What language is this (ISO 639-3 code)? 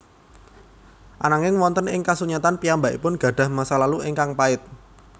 jav